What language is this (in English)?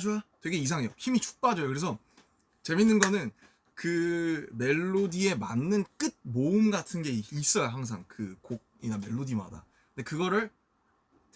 Korean